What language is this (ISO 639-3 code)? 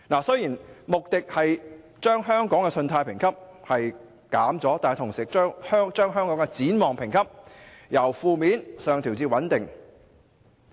yue